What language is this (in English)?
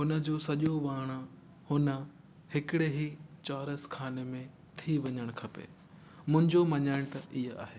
Sindhi